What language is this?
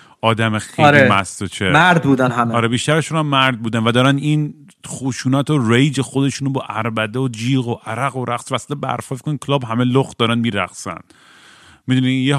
Persian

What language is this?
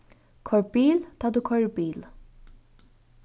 Faroese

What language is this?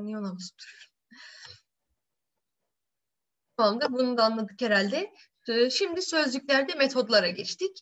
Turkish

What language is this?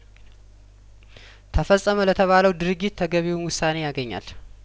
Amharic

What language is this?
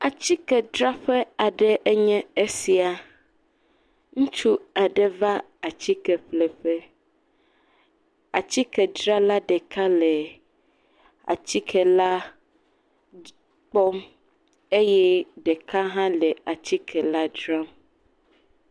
Ewe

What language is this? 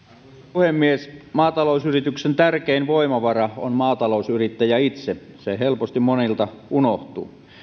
Finnish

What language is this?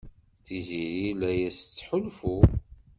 Kabyle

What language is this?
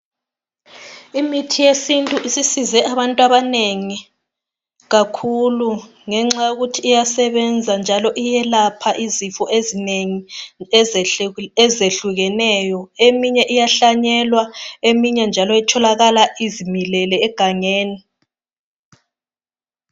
North Ndebele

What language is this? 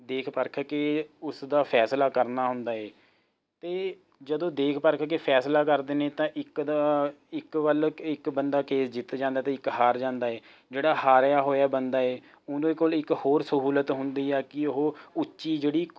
Punjabi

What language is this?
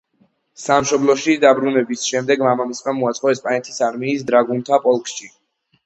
Georgian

